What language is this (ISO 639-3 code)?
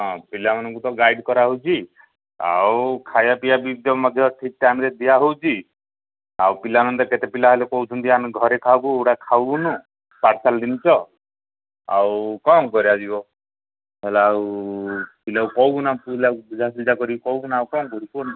ori